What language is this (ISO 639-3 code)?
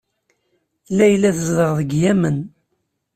kab